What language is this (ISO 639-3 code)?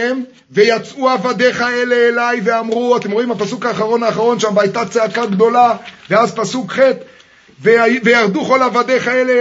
heb